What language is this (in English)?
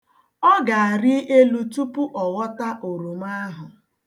Igbo